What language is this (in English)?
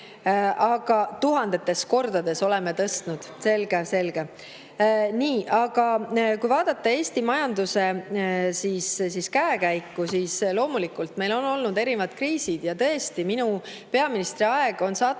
Estonian